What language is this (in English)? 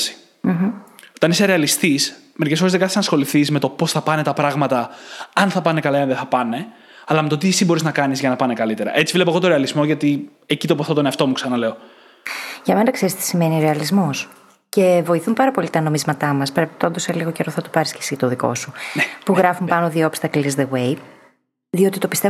Greek